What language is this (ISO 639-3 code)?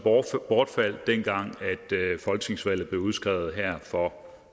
dan